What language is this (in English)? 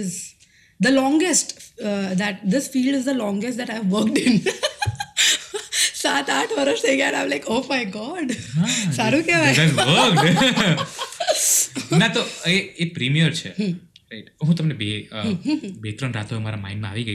Gujarati